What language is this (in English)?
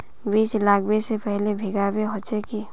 Magahi